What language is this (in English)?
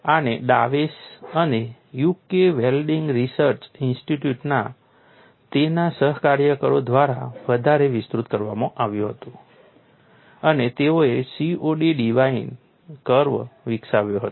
Gujarati